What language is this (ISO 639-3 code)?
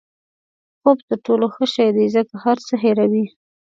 pus